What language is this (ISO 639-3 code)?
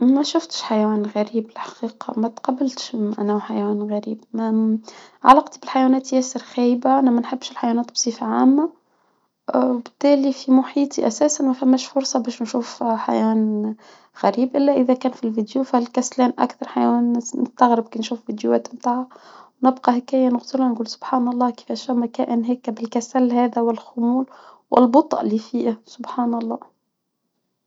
aeb